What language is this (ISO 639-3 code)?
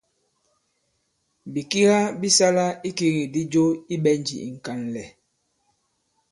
abb